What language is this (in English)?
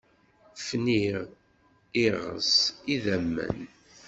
Kabyle